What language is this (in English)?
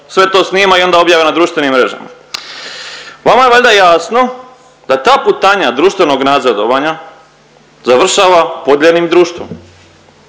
Croatian